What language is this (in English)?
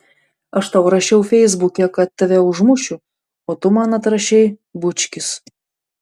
Lithuanian